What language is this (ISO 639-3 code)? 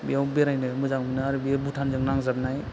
brx